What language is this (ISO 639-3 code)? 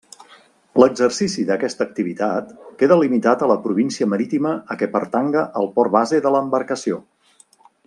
cat